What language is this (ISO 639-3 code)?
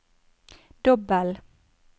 nor